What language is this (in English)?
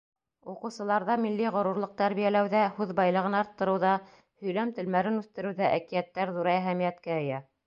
Bashkir